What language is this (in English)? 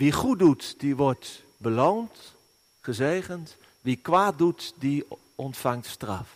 Dutch